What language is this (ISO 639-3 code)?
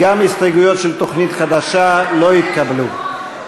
heb